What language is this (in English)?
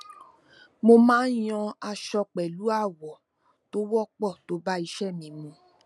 Yoruba